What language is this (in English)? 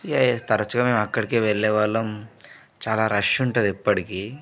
Telugu